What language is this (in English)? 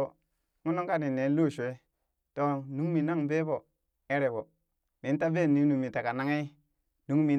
Burak